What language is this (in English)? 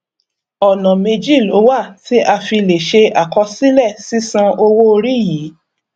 Yoruba